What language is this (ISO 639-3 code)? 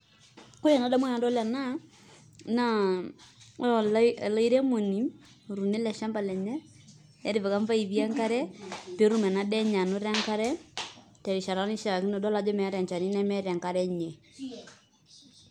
mas